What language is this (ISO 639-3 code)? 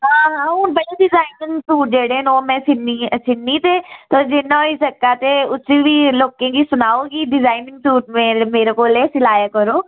doi